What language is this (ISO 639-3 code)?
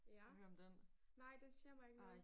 dan